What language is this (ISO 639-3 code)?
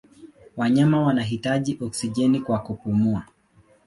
swa